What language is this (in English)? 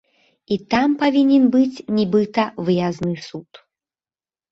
Belarusian